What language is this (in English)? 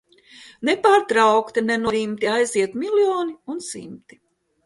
Latvian